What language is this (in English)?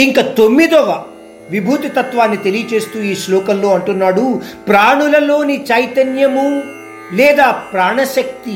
Hindi